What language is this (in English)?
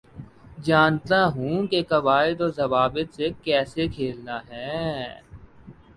Urdu